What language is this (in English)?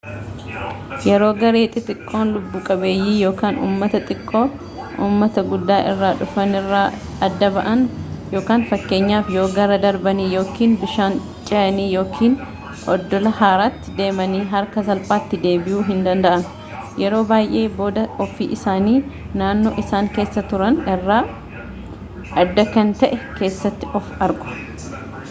Oromo